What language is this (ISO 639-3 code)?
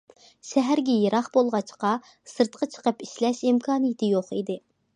uig